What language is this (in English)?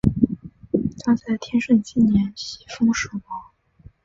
Chinese